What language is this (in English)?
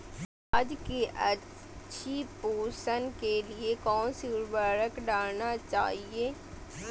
Magahi